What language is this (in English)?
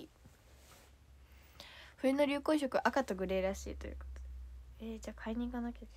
Japanese